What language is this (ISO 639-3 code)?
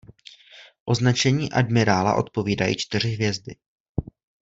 ces